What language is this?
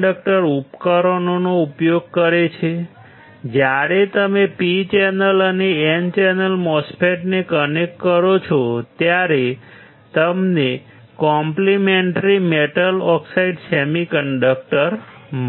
Gujarati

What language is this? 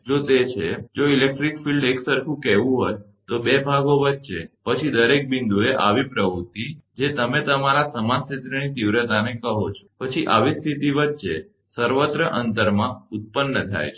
Gujarati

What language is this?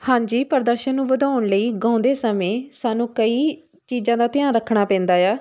Punjabi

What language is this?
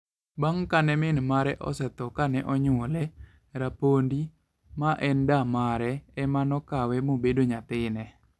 Luo (Kenya and Tanzania)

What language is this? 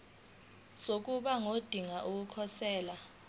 Zulu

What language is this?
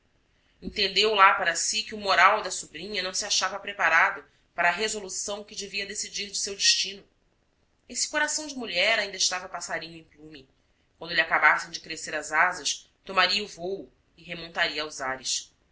Portuguese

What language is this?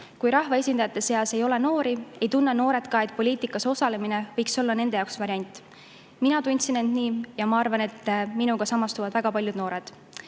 Estonian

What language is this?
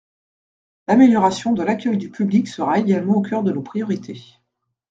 French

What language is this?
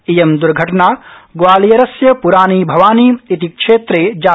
Sanskrit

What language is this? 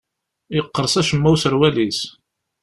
Kabyle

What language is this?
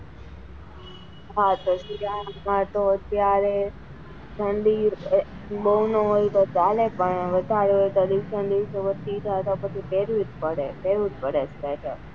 Gujarati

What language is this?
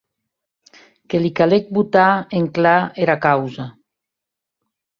Occitan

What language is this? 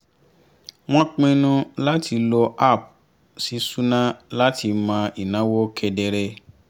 Yoruba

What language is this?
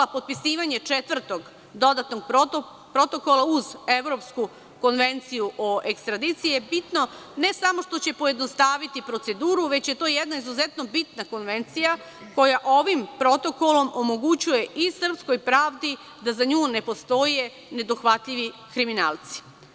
Serbian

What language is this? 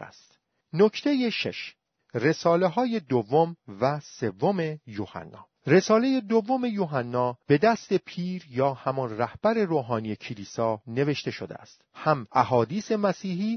Persian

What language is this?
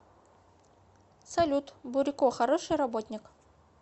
Russian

